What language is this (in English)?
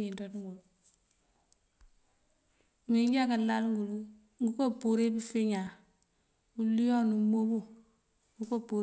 Mandjak